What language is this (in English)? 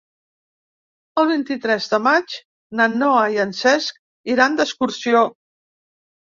Catalan